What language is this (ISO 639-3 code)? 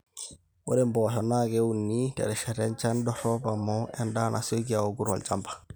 mas